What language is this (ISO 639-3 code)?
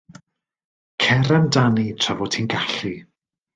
cym